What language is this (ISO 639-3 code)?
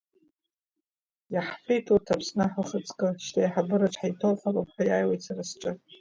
abk